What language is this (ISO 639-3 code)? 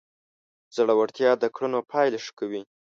pus